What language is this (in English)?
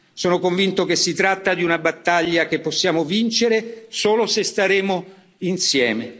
Italian